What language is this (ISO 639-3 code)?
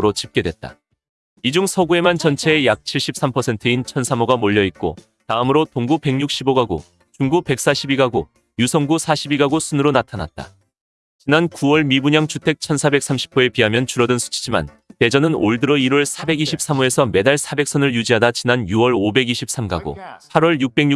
kor